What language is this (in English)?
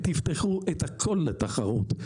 Hebrew